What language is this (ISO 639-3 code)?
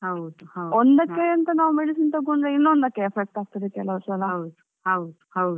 kan